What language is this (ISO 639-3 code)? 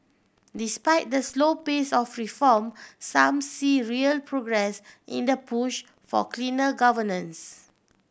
eng